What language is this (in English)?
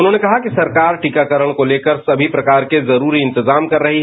Hindi